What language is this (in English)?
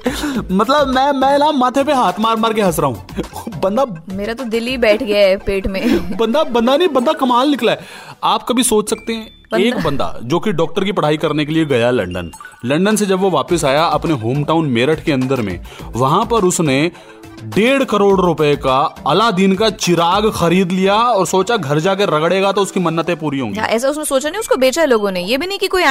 Hindi